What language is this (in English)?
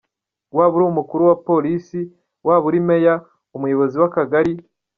Kinyarwanda